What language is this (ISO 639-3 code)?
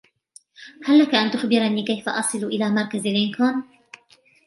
ara